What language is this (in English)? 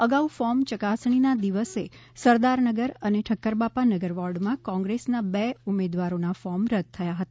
Gujarati